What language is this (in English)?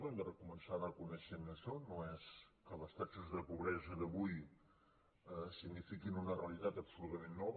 Catalan